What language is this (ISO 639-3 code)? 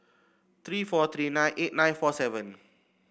eng